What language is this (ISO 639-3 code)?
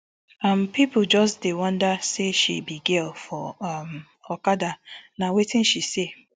pcm